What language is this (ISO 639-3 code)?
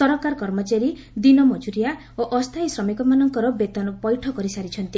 ori